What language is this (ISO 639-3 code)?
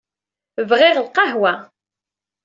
kab